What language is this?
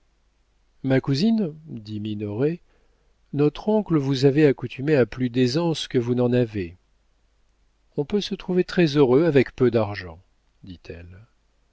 French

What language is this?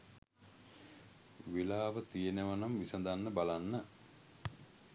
Sinhala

